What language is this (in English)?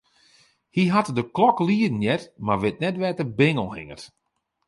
Western Frisian